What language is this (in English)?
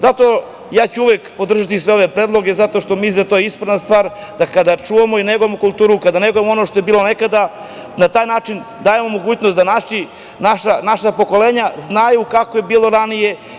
Serbian